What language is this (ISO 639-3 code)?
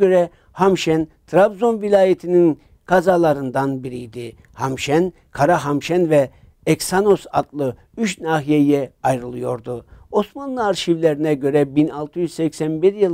tur